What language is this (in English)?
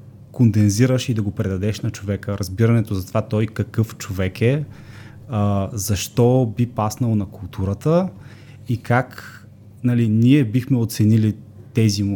Bulgarian